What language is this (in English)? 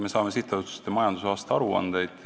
Estonian